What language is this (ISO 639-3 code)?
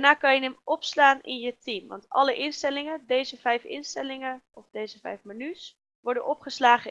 nld